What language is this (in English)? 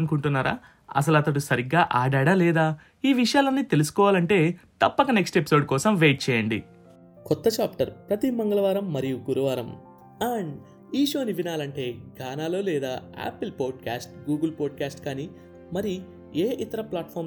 Telugu